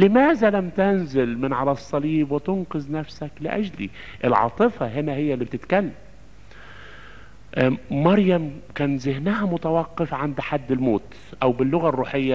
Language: Arabic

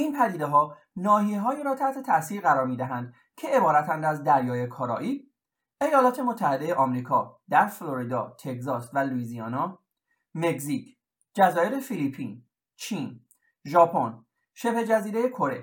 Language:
Persian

